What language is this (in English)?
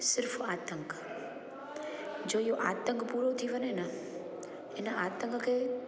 Sindhi